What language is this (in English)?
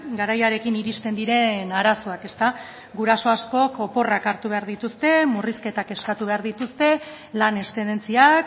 Basque